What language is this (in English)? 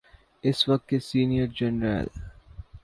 Urdu